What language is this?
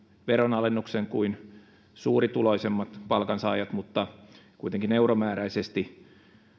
Finnish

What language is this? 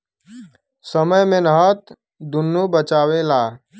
Bhojpuri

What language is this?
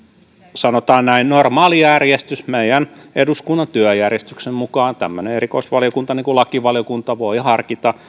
Finnish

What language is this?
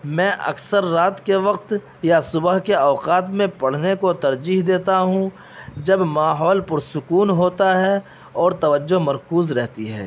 Urdu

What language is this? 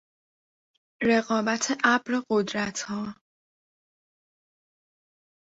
Persian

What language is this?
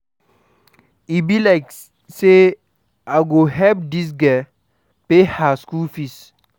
Nigerian Pidgin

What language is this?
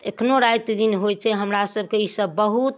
Maithili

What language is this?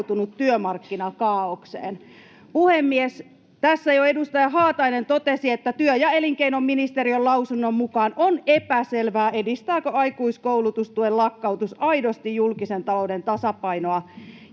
Finnish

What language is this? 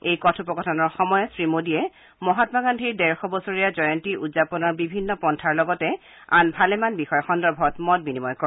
Assamese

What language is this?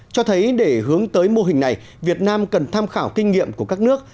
Vietnamese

